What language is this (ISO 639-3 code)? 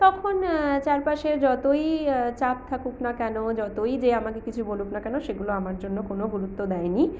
ben